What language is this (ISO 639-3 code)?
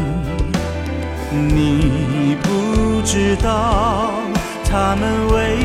zho